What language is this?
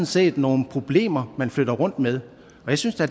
Danish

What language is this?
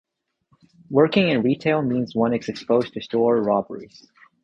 English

